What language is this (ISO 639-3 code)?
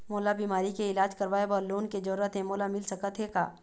hne